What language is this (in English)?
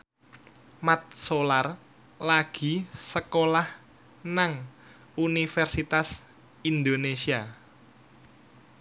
Javanese